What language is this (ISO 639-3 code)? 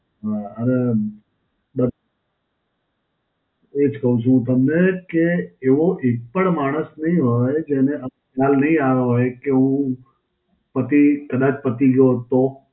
guj